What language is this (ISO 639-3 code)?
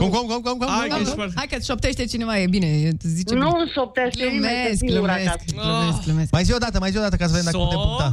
ron